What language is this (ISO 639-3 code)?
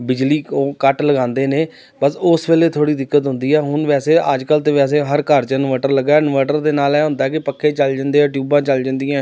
pan